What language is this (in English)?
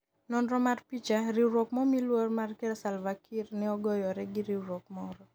Luo (Kenya and Tanzania)